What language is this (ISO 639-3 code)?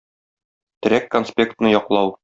tat